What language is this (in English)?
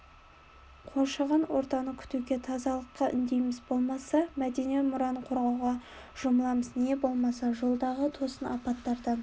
Kazakh